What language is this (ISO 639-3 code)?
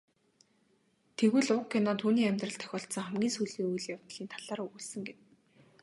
mon